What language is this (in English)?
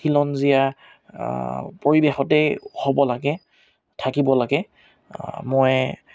Assamese